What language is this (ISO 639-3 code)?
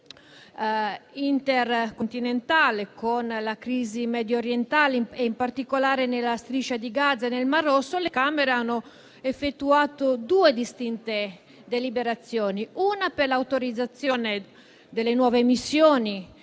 ita